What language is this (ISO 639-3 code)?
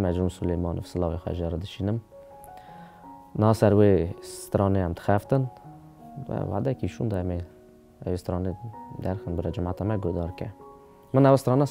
ara